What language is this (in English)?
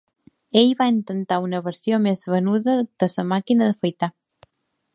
Catalan